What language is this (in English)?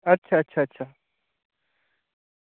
Dogri